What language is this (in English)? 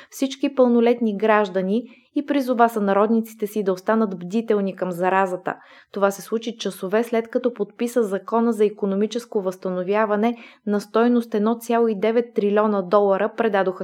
Bulgarian